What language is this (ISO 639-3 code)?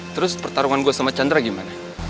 ind